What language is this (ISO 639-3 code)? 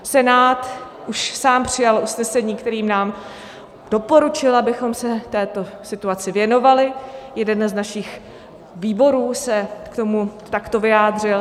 ces